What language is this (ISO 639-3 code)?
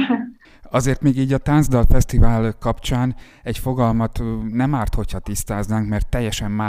hun